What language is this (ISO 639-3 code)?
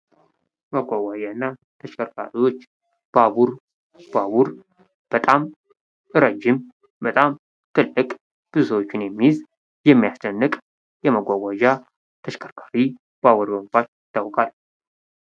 amh